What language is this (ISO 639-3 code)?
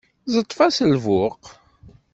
kab